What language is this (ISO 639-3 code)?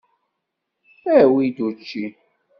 kab